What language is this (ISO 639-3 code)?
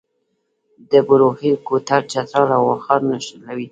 pus